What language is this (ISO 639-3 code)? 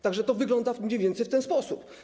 pol